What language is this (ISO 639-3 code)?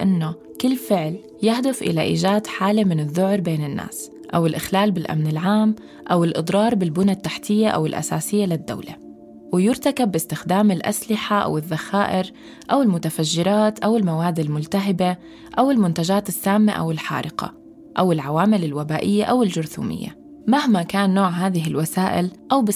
ara